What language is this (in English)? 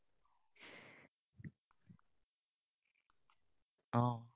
Assamese